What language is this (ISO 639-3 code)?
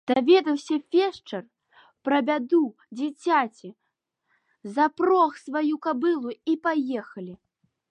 bel